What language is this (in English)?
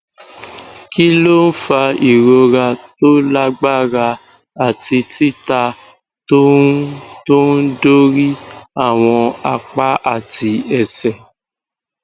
Yoruba